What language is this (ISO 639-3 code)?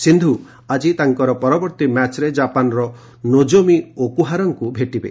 ori